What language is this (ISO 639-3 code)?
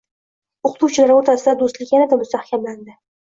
uzb